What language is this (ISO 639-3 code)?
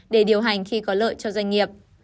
vie